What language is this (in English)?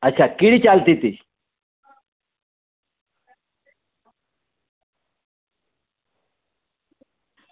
Gujarati